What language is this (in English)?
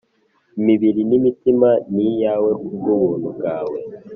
Kinyarwanda